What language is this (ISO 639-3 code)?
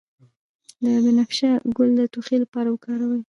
pus